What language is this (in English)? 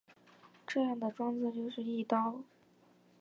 Chinese